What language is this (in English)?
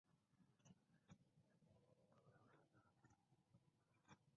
English